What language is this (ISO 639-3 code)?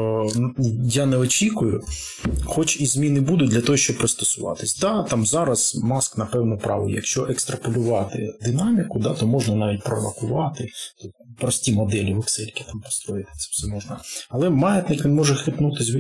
ukr